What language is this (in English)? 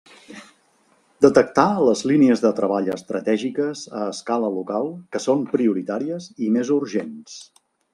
Catalan